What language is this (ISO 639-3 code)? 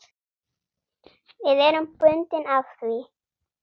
isl